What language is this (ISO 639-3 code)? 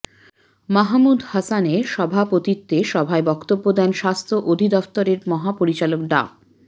ben